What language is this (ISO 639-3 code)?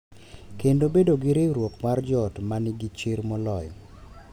luo